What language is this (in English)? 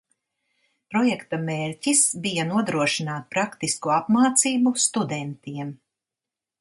Latvian